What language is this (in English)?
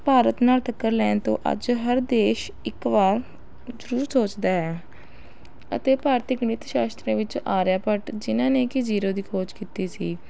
Punjabi